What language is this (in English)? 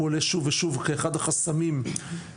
Hebrew